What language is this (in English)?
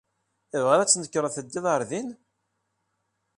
Kabyle